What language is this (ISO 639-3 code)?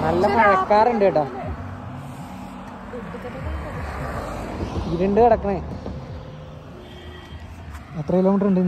mal